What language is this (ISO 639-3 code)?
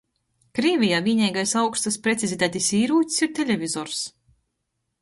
ltg